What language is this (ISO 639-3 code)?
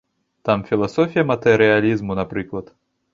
bel